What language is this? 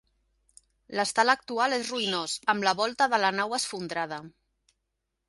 Catalan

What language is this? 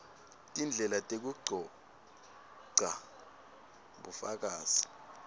Swati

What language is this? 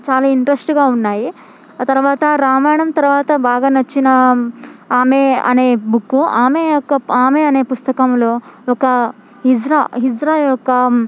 Telugu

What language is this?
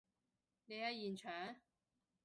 Cantonese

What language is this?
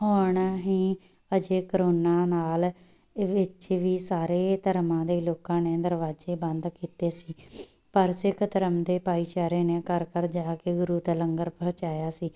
Punjabi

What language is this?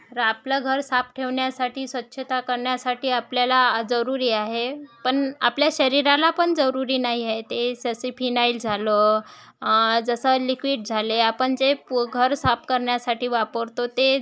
Marathi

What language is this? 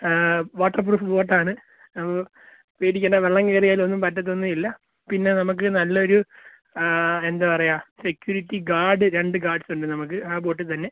Malayalam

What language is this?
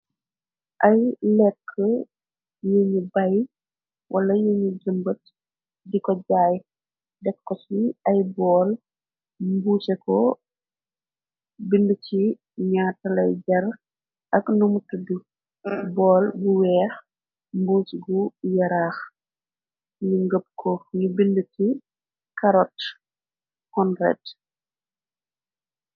Wolof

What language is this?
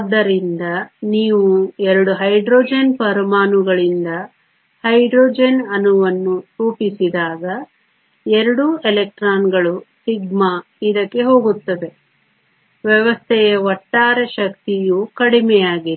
Kannada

